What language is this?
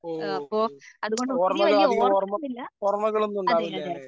Malayalam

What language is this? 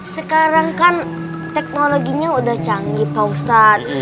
Indonesian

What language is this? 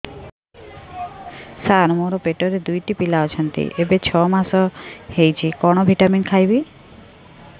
Odia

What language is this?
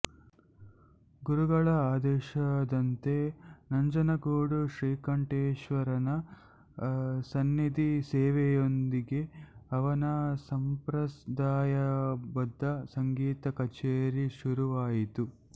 Kannada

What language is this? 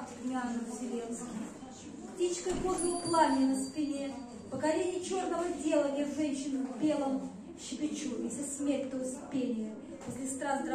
Russian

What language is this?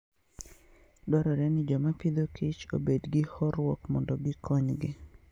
Luo (Kenya and Tanzania)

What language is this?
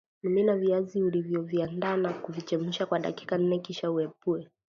Swahili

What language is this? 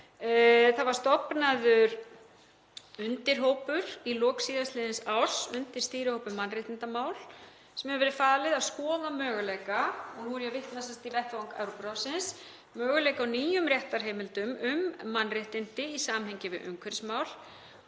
Icelandic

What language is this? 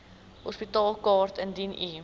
Afrikaans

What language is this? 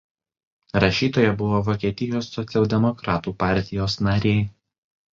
Lithuanian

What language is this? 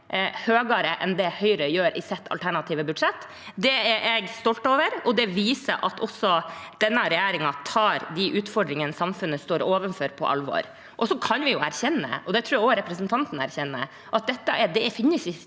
Norwegian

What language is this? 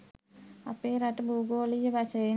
Sinhala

